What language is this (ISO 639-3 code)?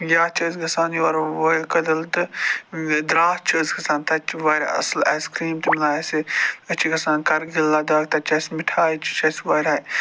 kas